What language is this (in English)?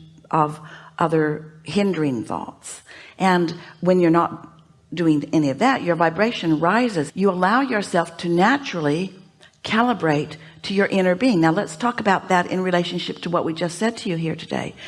English